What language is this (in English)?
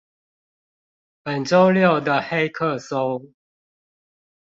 Chinese